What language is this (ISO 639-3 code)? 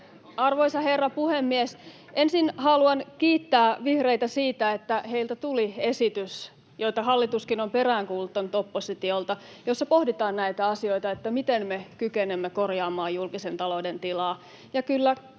fin